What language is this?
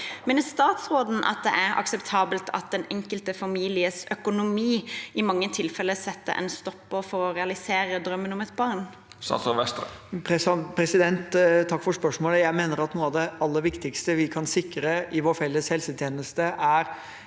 Norwegian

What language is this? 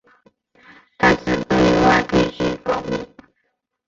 Chinese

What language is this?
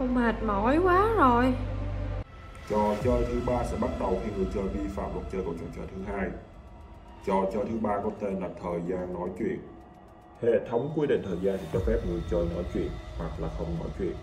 Vietnamese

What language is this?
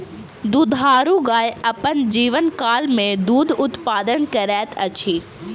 Maithili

